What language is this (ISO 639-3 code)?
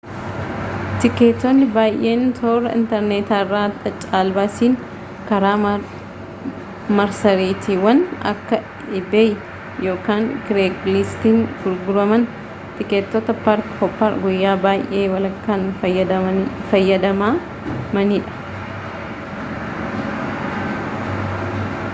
orm